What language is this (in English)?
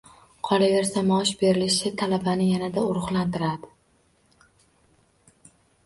Uzbek